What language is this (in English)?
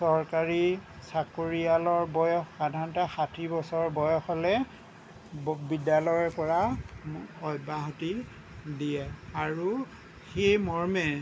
Assamese